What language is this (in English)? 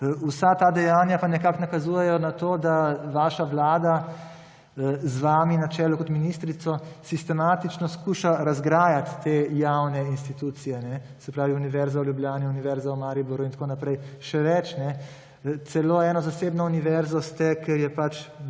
Slovenian